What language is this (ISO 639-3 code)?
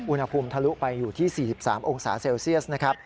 tha